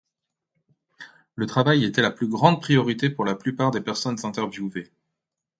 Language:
French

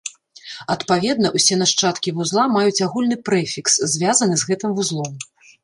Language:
Belarusian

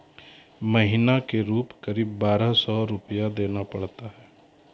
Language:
Maithili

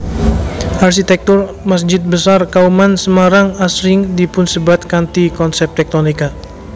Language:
Javanese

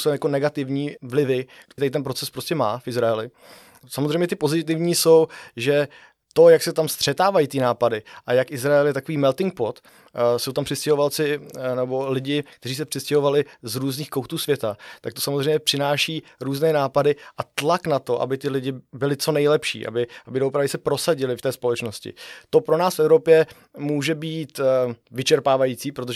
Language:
Czech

